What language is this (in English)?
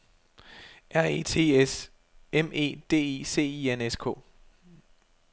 Danish